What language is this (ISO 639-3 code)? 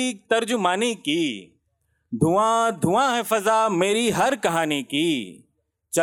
hin